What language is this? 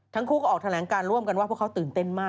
Thai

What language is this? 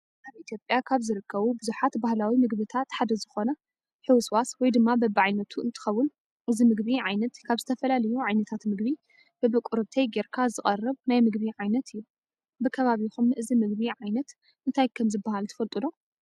Tigrinya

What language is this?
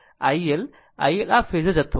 Gujarati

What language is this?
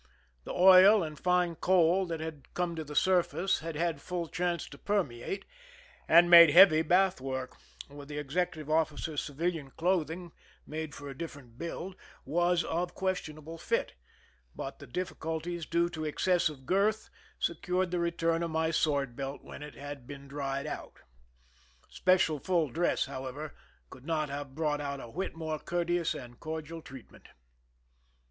English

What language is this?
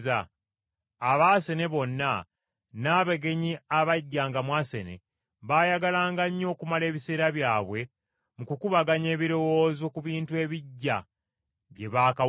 Ganda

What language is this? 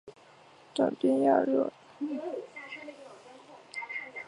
Chinese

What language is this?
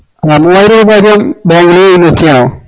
Malayalam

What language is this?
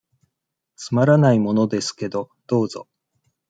Japanese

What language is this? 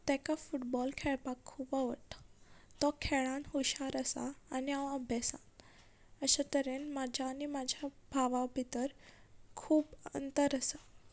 Konkani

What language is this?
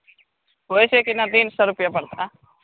Hindi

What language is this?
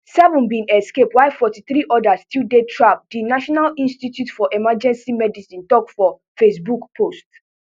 Nigerian Pidgin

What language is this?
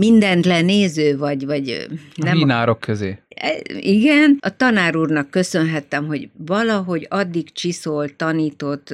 Hungarian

